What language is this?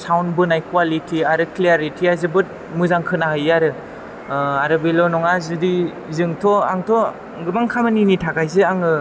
Bodo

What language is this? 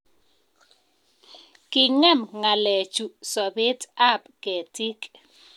Kalenjin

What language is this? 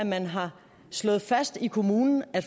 Danish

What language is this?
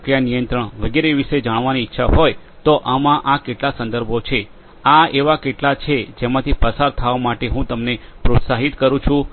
Gujarati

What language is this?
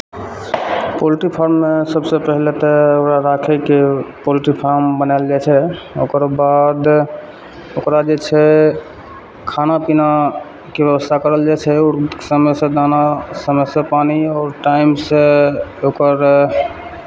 Maithili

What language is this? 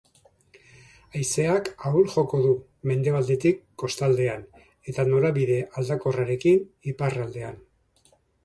Basque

